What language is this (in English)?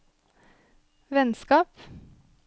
Norwegian